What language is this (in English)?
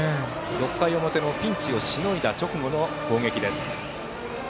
Japanese